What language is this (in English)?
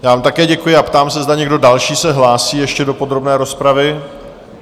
Czech